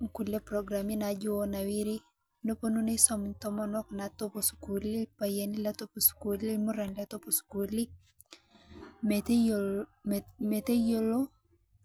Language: Masai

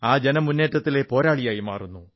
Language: Malayalam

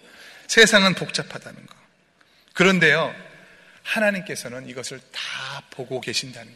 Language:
Korean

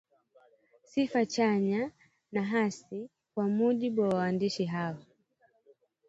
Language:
Swahili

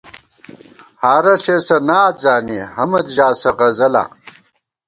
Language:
Gawar-Bati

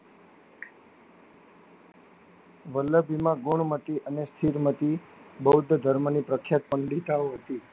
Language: Gujarati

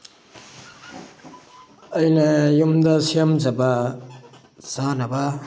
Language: Manipuri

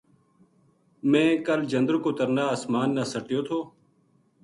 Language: Gujari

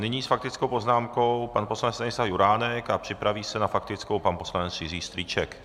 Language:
Czech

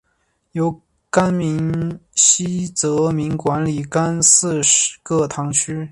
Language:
Chinese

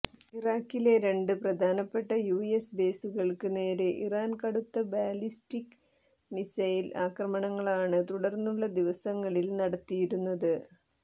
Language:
Malayalam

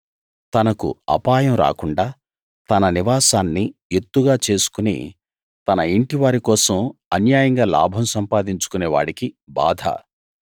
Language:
Telugu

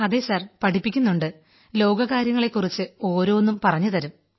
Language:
Malayalam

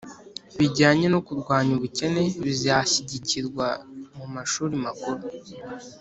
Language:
Kinyarwanda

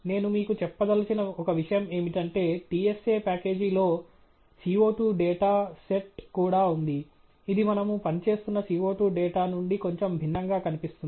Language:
Telugu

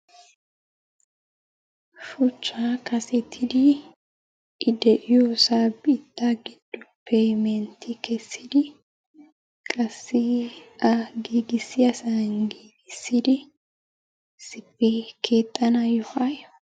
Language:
Wolaytta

